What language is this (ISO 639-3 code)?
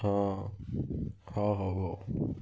ori